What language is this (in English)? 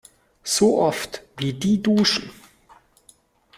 German